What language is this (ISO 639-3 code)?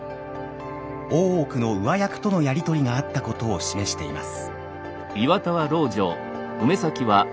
jpn